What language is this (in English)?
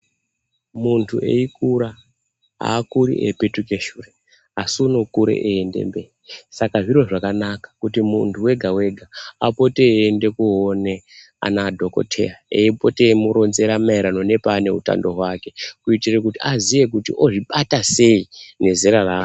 Ndau